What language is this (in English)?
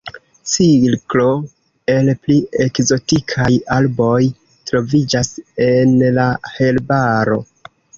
Esperanto